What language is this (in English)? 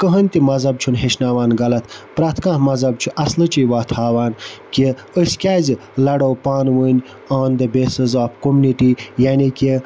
Kashmiri